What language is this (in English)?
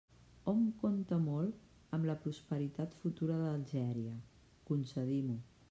Catalan